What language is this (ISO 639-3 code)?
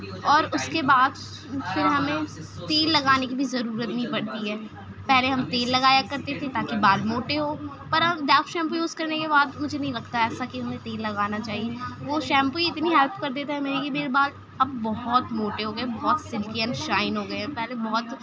urd